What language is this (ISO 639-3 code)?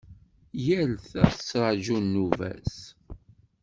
kab